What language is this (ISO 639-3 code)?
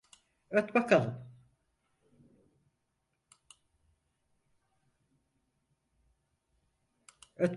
tur